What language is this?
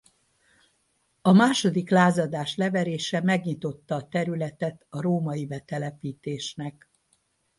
Hungarian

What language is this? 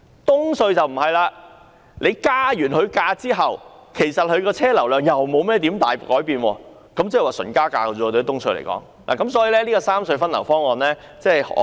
Cantonese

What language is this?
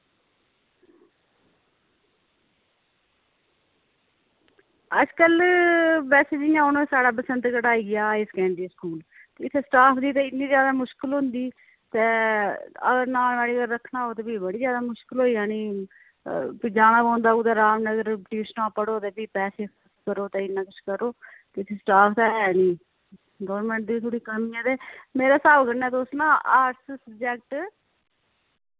Dogri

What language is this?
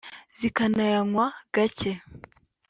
Kinyarwanda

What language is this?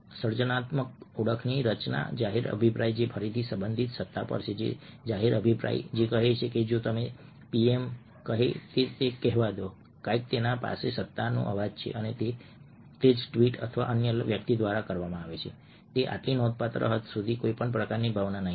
Gujarati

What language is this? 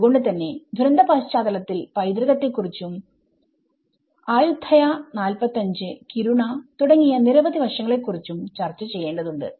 Malayalam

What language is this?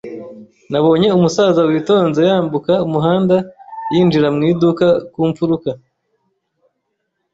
Kinyarwanda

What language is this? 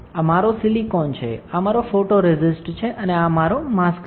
Gujarati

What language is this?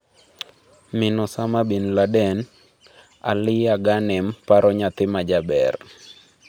Luo (Kenya and Tanzania)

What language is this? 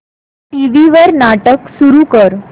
Marathi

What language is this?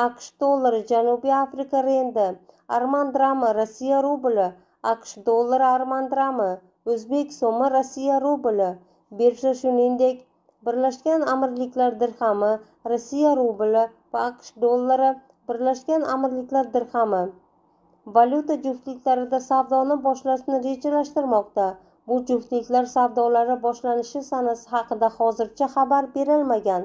Turkish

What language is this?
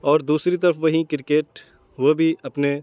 Urdu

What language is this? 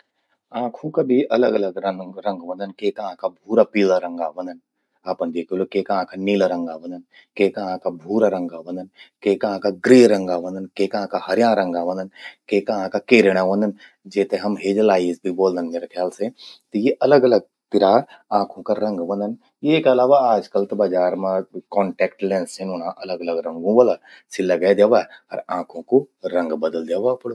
Garhwali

